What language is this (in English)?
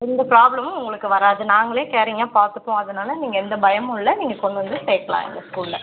Tamil